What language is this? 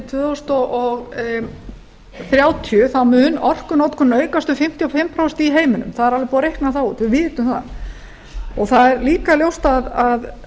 Icelandic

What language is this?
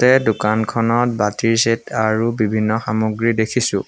Assamese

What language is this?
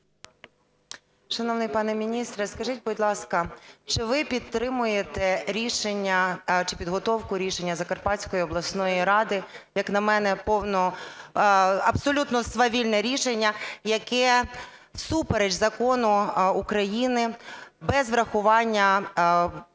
Ukrainian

